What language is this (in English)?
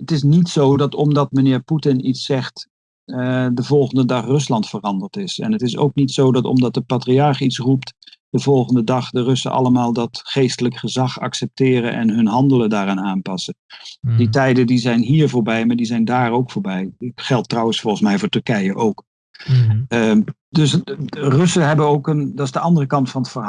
Dutch